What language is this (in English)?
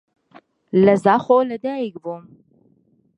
Central Kurdish